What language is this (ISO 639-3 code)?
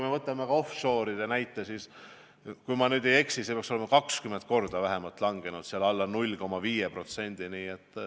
est